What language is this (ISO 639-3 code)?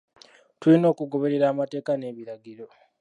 lug